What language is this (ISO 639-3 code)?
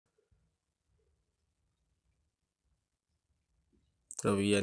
mas